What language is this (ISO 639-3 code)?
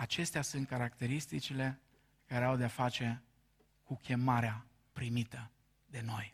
ron